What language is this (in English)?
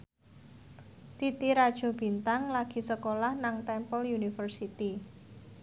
Javanese